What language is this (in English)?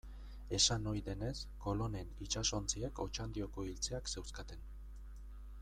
Basque